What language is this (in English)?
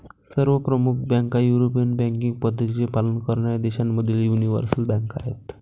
Marathi